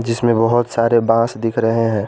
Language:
Hindi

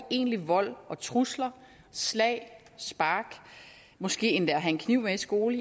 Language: Danish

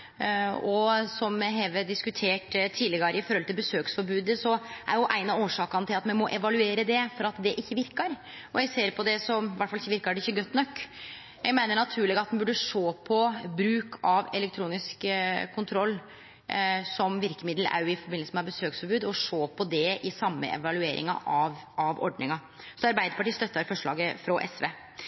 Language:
Norwegian Nynorsk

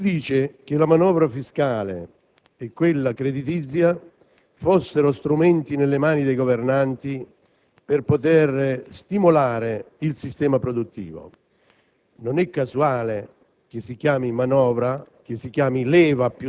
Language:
Italian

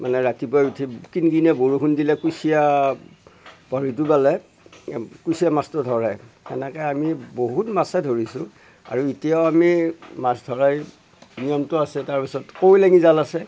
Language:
Assamese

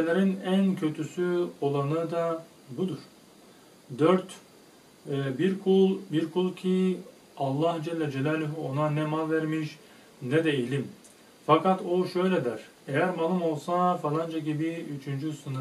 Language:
Turkish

